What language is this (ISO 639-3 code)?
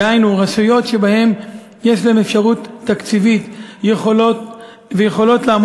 heb